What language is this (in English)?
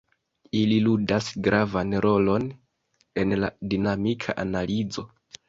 Esperanto